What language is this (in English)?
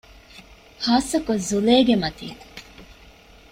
Divehi